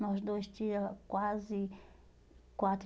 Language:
Portuguese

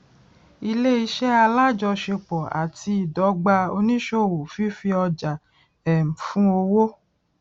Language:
Yoruba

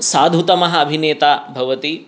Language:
Sanskrit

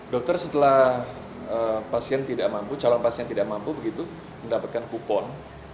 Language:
Indonesian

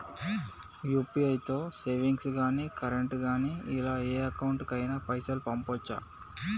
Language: Telugu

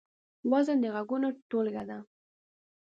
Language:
Pashto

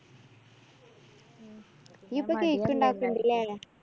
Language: Malayalam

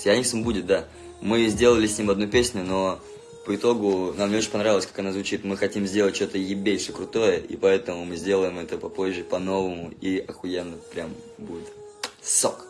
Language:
Russian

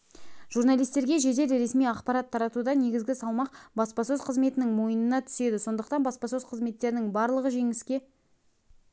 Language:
Kazakh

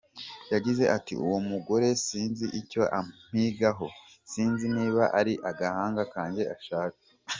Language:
Kinyarwanda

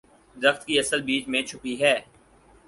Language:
Urdu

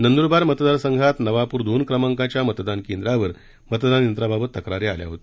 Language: Marathi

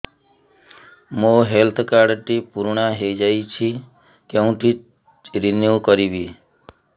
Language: Odia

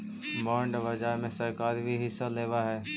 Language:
Magahi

